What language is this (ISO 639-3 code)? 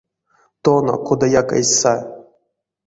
myv